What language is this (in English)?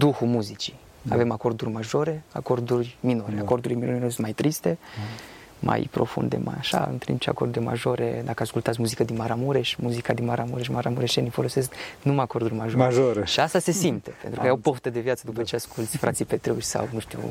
Romanian